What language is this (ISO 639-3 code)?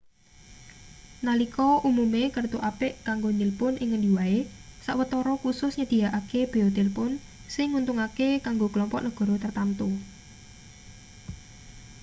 jav